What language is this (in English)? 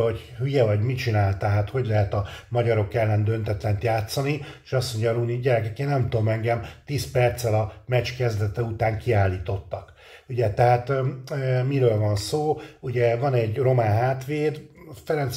Hungarian